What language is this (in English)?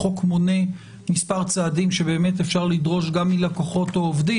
Hebrew